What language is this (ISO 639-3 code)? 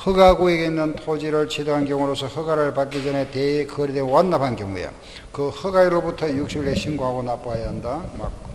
kor